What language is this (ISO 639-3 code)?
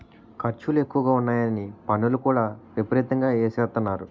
tel